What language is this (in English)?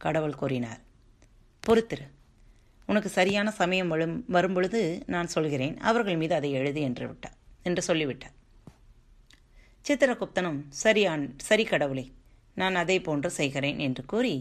Tamil